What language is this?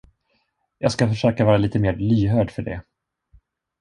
Swedish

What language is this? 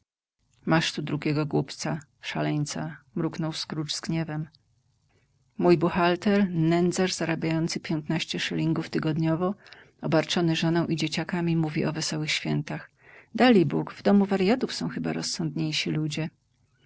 Polish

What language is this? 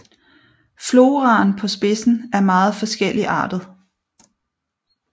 Danish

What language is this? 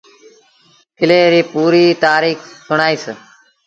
Sindhi Bhil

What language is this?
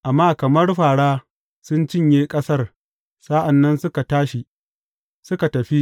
Hausa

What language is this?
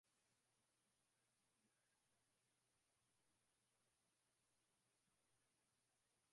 Swahili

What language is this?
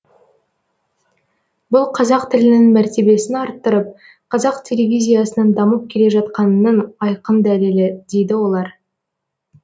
Kazakh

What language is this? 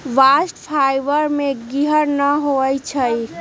Magahi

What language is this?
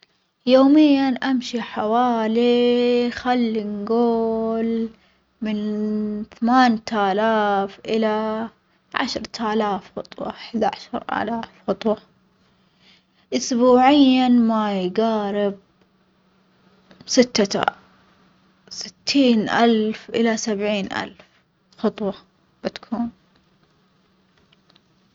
Omani Arabic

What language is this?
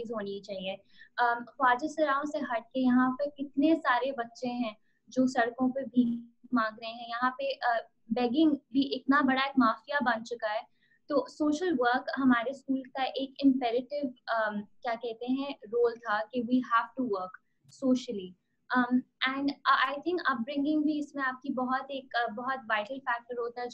Hindi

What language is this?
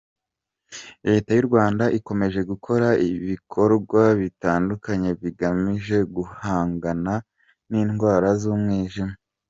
Kinyarwanda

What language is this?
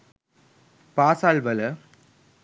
Sinhala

